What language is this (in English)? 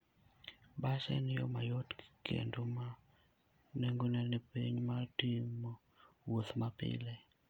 Luo (Kenya and Tanzania)